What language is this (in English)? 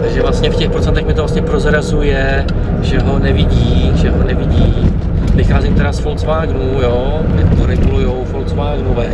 Czech